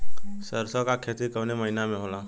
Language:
Bhojpuri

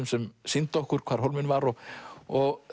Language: Icelandic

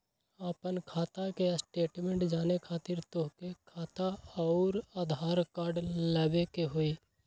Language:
Magahi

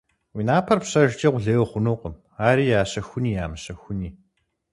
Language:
Kabardian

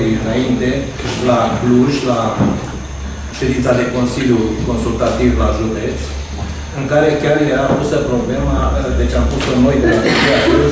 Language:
Romanian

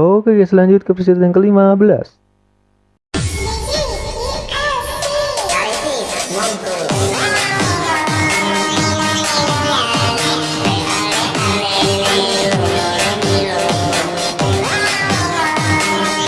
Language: Indonesian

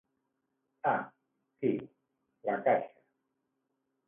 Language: Catalan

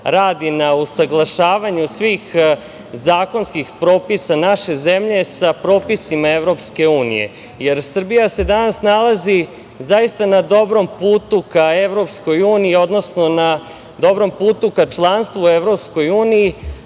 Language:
Serbian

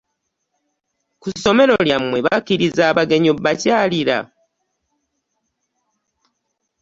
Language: Ganda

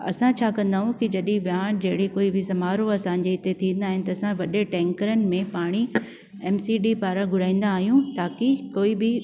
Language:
Sindhi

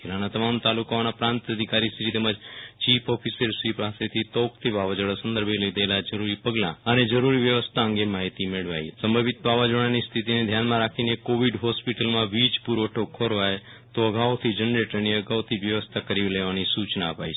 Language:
Gujarati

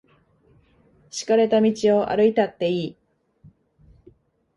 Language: Japanese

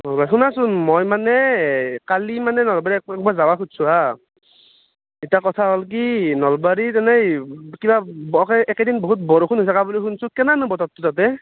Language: Assamese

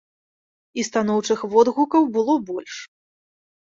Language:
Belarusian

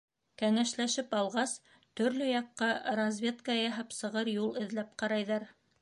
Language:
Bashkir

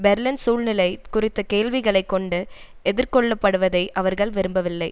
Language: Tamil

